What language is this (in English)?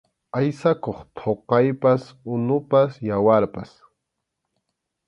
Arequipa-La Unión Quechua